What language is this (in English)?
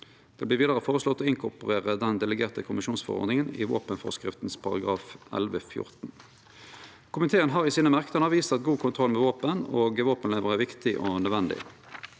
Norwegian